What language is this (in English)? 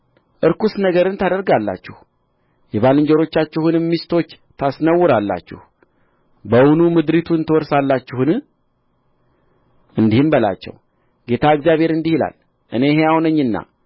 Amharic